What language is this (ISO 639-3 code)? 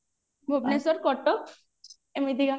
ori